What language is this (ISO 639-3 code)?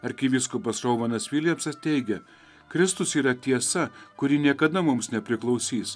lit